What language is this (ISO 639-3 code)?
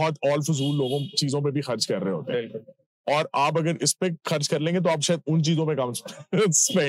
urd